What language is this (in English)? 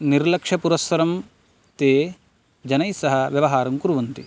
Sanskrit